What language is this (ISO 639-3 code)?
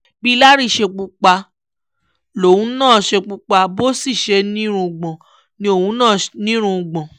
yor